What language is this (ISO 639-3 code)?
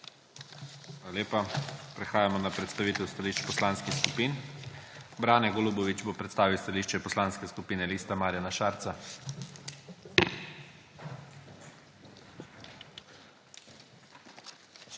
slv